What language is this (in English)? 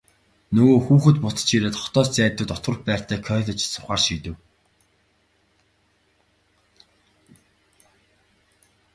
Mongolian